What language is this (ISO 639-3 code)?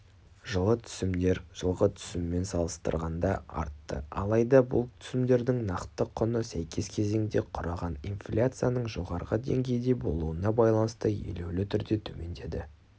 kaz